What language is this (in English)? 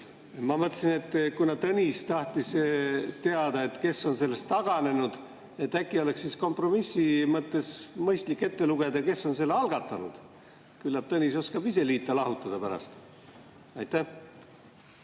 Estonian